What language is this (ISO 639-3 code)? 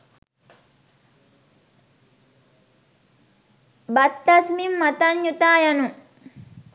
sin